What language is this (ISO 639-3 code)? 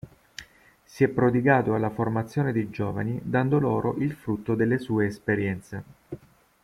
ita